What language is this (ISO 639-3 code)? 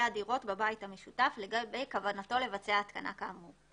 heb